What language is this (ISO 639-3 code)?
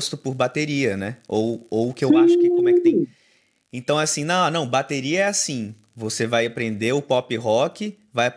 por